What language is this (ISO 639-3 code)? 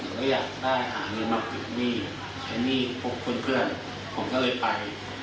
tha